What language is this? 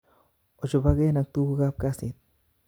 Kalenjin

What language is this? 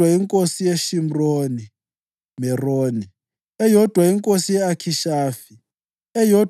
North Ndebele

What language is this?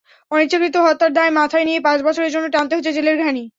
Bangla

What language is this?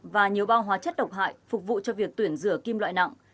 Vietnamese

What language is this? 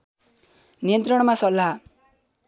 Nepali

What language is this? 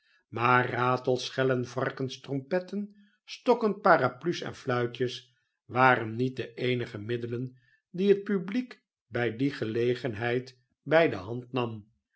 Dutch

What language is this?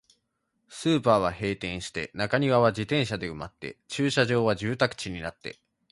Japanese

